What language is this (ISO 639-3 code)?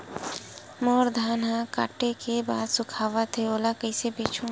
hne